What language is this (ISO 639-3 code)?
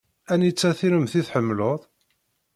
kab